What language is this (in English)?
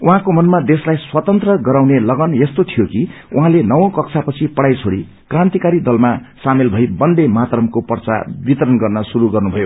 Nepali